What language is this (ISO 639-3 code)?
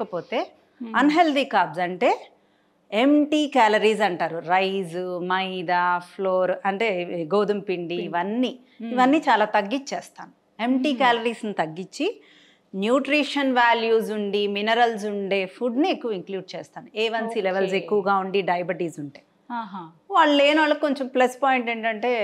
tel